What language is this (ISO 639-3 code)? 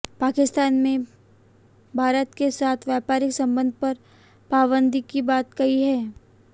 hin